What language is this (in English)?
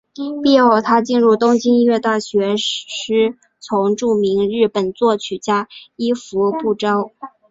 Chinese